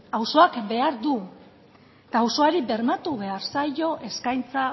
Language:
Basque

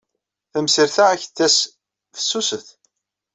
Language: Kabyle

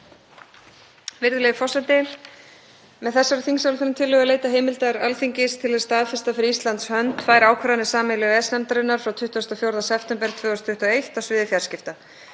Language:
Icelandic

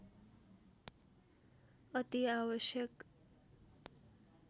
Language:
Nepali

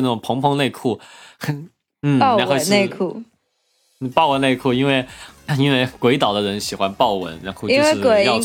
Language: Chinese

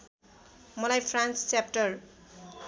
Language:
Nepali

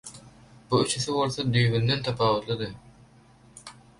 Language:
Turkmen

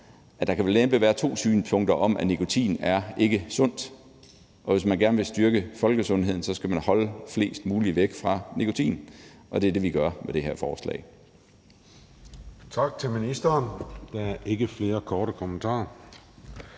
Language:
Danish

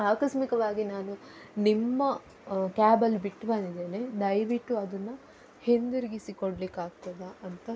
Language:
Kannada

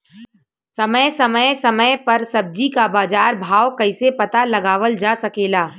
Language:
Bhojpuri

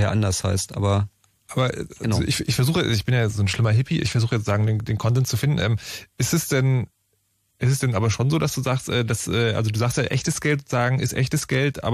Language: German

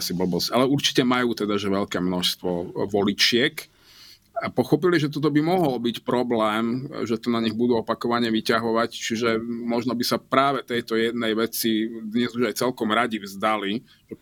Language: Slovak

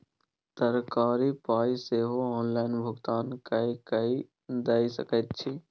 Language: Maithili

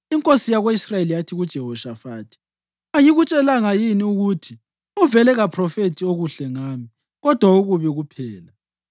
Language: North Ndebele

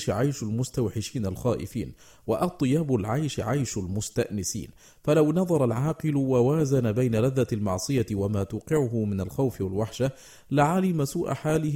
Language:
Arabic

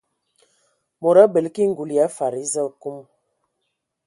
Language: Ewondo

